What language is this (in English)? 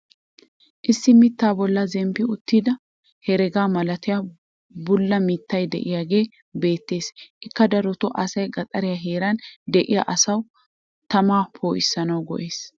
Wolaytta